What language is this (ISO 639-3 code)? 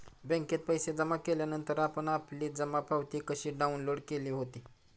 mar